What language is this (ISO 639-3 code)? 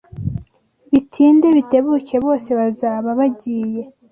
kin